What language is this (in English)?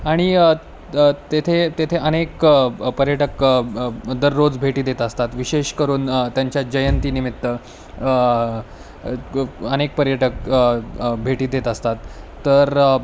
Marathi